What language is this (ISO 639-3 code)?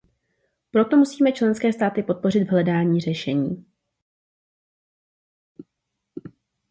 ces